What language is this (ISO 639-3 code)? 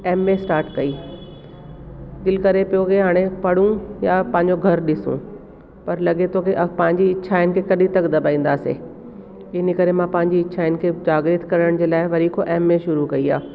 snd